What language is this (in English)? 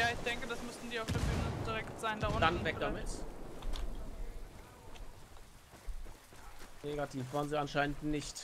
German